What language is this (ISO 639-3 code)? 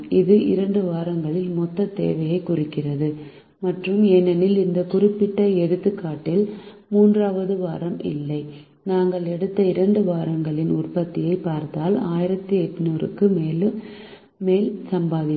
tam